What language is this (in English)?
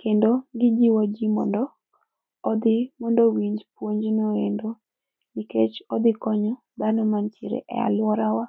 Luo (Kenya and Tanzania)